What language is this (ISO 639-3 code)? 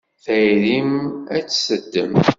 kab